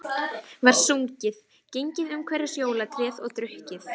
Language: Icelandic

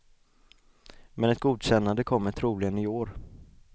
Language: Swedish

